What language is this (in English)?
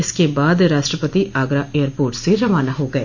Hindi